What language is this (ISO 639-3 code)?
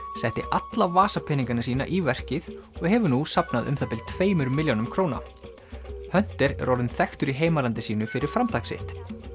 isl